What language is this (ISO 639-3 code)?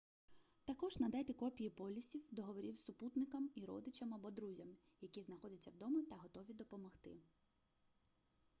ukr